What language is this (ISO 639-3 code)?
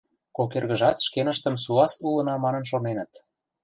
chm